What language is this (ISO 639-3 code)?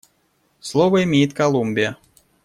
rus